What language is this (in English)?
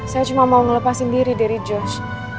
Indonesian